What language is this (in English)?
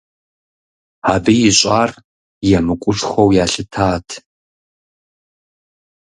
Kabardian